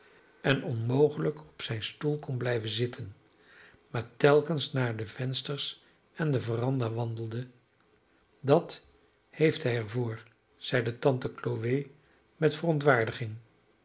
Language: Dutch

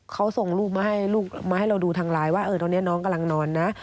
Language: Thai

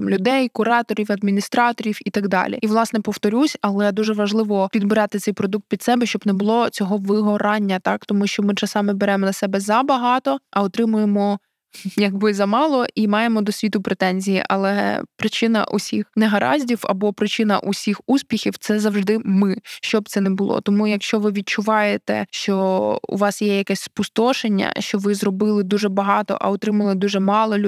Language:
Ukrainian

